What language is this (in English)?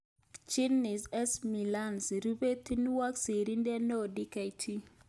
Kalenjin